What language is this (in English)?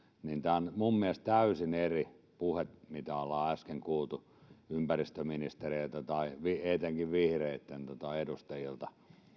Finnish